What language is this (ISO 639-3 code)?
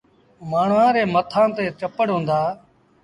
sbn